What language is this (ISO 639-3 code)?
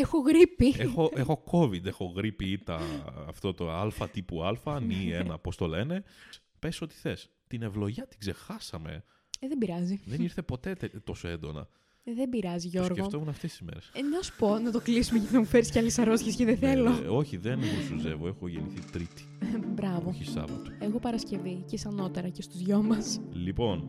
ell